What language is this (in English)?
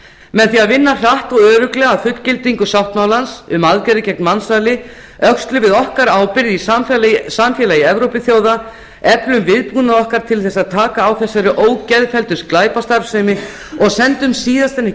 Icelandic